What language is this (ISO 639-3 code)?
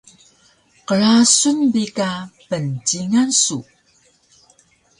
trv